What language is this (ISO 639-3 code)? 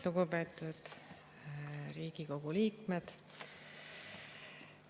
est